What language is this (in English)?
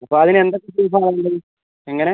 Malayalam